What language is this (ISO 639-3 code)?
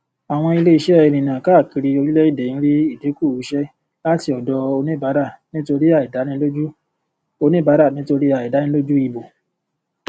yor